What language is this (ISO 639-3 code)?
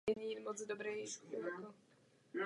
ces